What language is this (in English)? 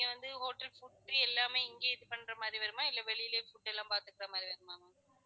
Tamil